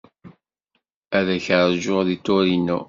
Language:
Kabyle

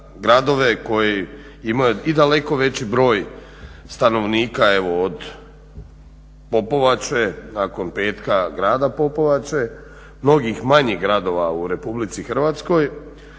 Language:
Croatian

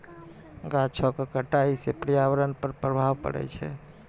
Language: Maithili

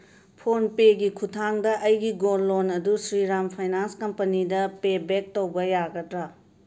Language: Manipuri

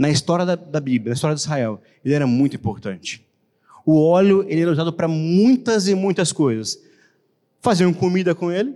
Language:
Portuguese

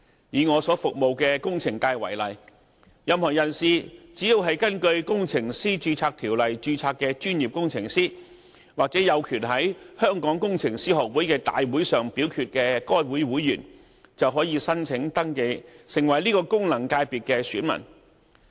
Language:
Cantonese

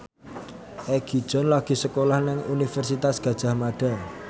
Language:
Javanese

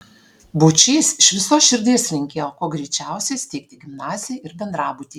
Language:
Lithuanian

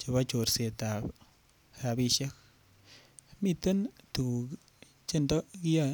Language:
Kalenjin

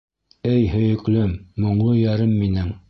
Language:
Bashkir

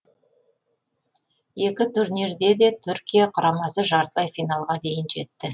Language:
Kazakh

